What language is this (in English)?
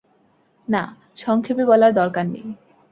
Bangla